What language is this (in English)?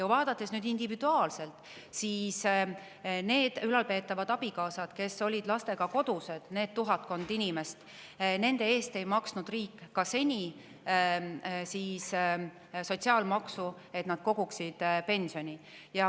Estonian